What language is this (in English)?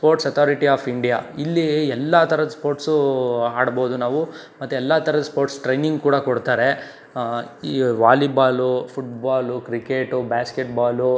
Kannada